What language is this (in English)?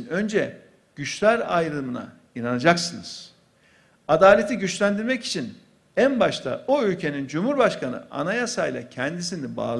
Turkish